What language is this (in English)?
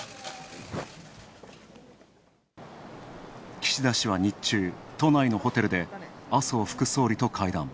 Japanese